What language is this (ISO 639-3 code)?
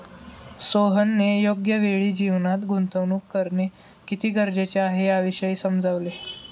mar